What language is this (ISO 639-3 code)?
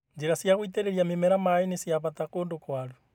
kik